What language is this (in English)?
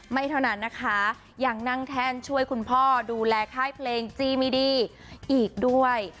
Thai